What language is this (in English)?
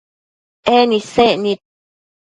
Matsés